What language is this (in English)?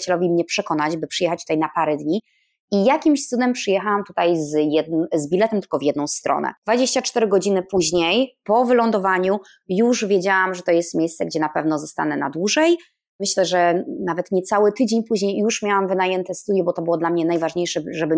Polish